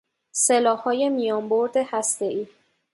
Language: Persian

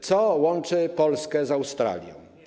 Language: Polish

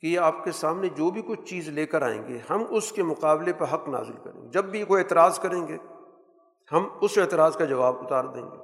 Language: Urdu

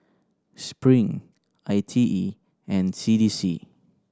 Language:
English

